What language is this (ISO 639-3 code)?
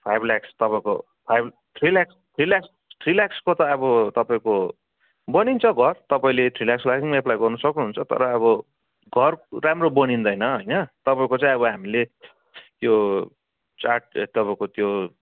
nep